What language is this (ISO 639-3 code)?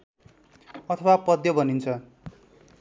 nep